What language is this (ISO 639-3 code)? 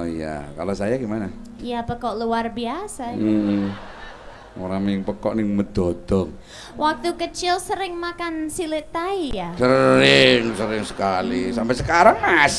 ind